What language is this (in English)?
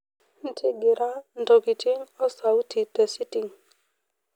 Masai